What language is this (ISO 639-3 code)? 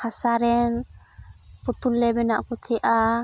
sat